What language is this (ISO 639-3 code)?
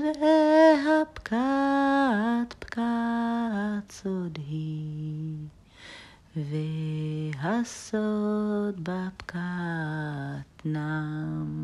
heb